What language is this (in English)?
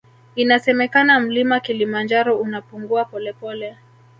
Swahili